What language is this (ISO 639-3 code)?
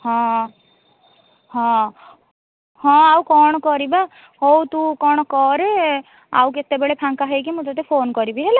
ori